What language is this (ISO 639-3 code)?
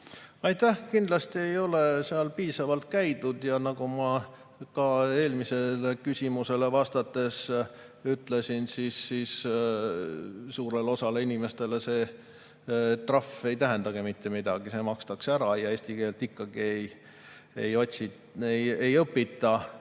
est